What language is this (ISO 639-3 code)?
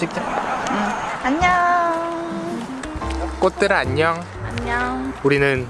kor